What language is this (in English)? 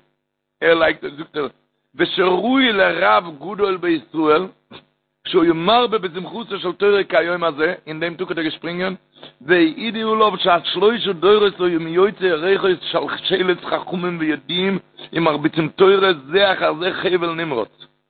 Hebrew